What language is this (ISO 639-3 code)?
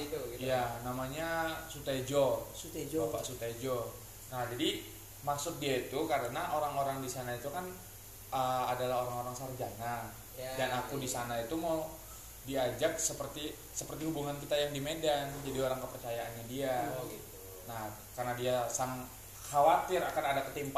ind